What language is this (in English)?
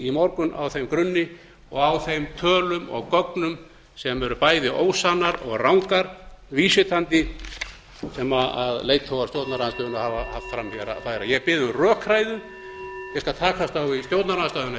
Icelandic